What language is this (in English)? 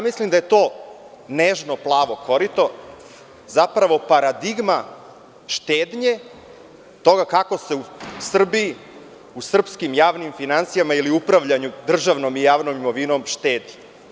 Serbian